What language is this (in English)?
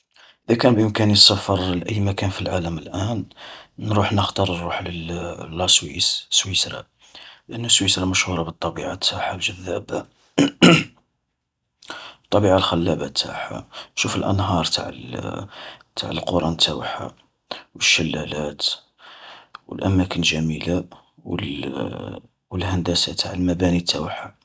Algerian Arabic